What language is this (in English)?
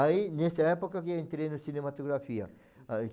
Portuguese